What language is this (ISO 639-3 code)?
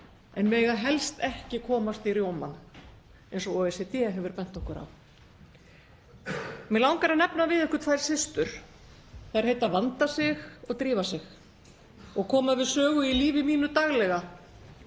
isl